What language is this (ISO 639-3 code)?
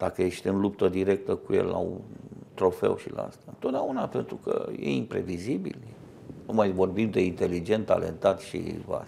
ron